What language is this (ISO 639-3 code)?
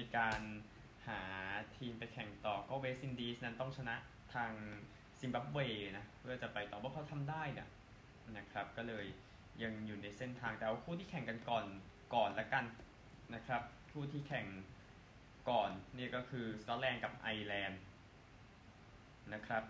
tha